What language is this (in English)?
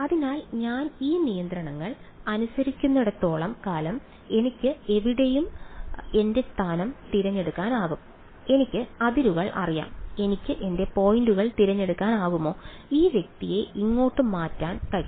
Malayalam